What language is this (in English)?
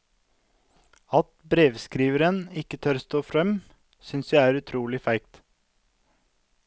Norwegian